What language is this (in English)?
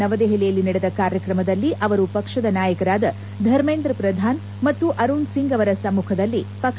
Kannada